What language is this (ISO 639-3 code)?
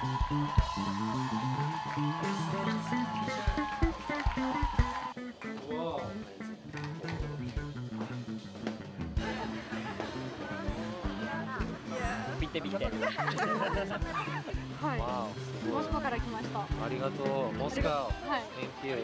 jpn